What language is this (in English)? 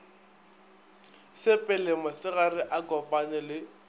Northern Sotho